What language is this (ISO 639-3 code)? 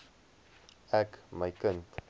afr